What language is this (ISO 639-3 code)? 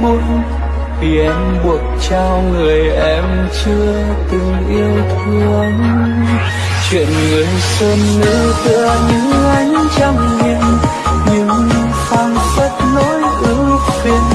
vie